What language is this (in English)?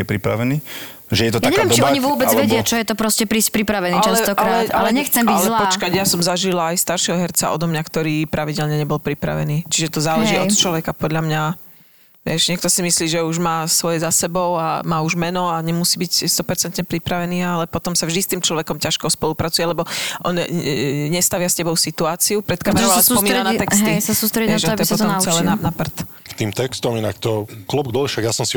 Slovak